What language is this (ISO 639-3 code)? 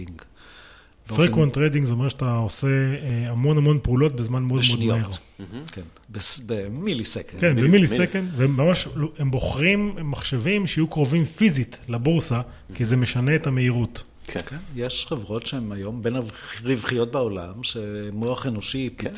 heb